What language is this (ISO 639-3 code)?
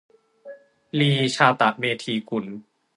tha